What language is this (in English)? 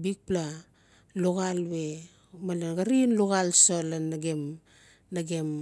Notsi